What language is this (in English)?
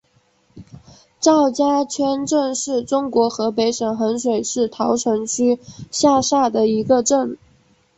Chinese